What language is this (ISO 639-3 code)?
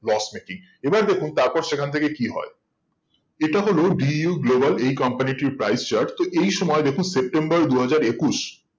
ben